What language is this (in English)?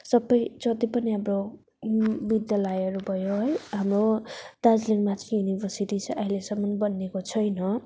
Nepali